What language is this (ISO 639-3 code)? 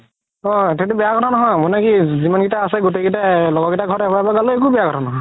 asm